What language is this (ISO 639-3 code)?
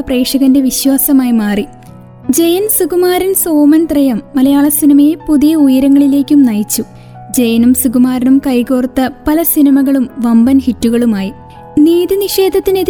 mal